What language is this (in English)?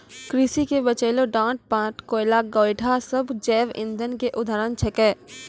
Maithili